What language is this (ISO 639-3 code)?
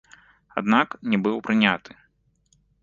bel